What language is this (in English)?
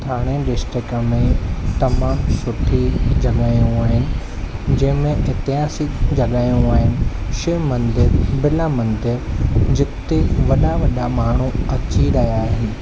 Sindhi